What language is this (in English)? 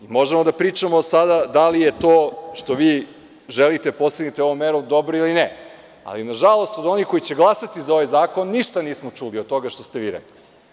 Serbian